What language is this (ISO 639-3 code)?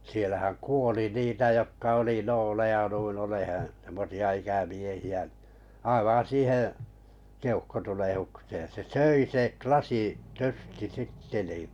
fin